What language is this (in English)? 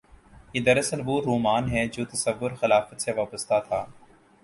Urdu